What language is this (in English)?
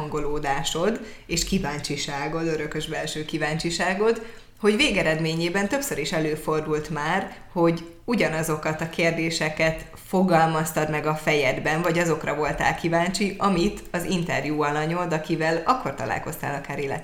Hungarian